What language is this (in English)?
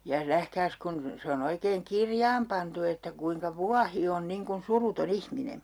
Finnish